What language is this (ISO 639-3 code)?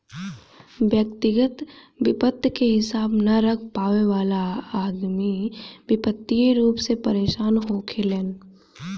bho